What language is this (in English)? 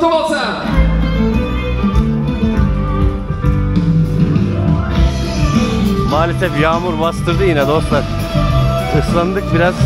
Turkish